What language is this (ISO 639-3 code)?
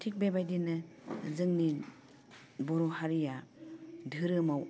brx